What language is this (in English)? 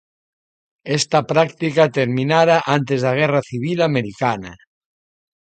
Galician